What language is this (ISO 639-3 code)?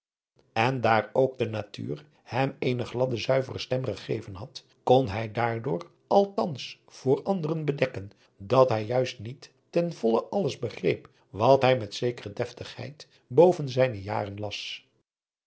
nld